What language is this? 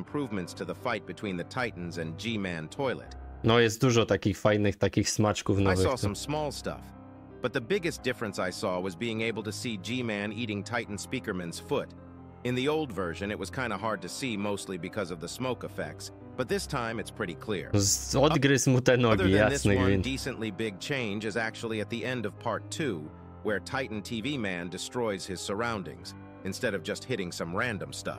Polish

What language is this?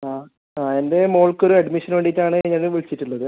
Malayalam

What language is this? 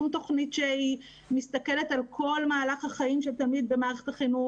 Hebrew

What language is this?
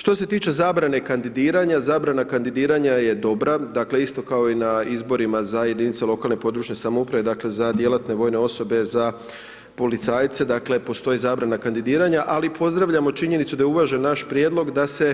Croatian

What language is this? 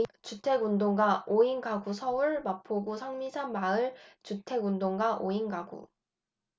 Korean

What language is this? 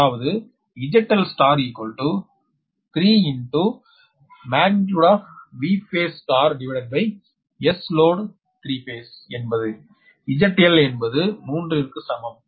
Tamil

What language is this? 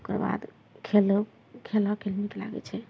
Maithili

